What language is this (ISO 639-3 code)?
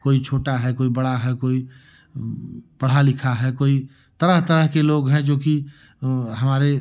hin